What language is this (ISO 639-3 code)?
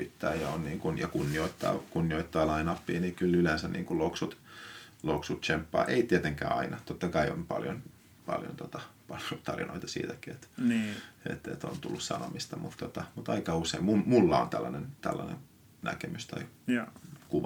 fin